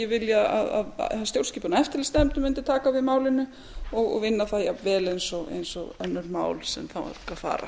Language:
Icelandic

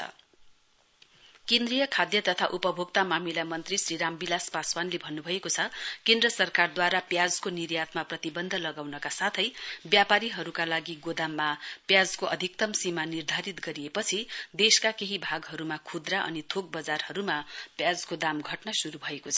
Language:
Nepali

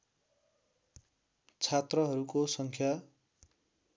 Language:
Nepali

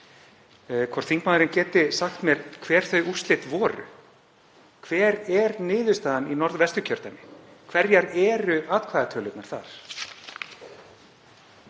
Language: Icelandic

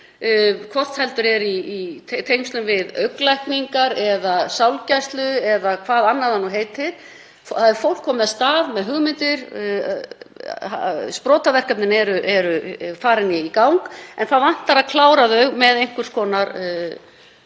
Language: Icelandic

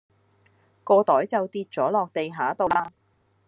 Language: Cantonese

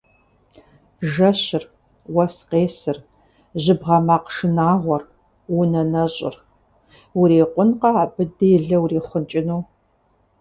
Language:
Kabardian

